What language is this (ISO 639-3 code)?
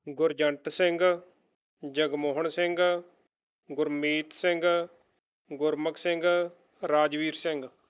pan